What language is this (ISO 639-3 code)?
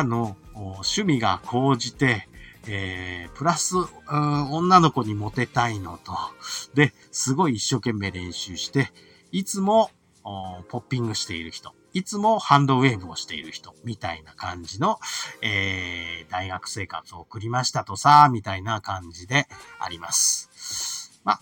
jpn